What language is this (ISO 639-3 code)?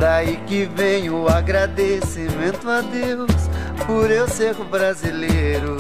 por